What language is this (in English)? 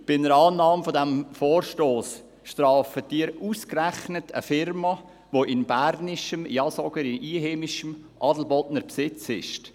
Swiss German